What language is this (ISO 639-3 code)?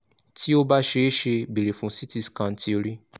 yor